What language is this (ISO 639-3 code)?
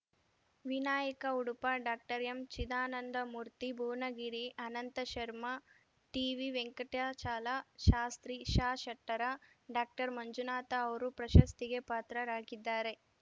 kan